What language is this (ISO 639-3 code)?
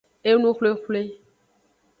ajg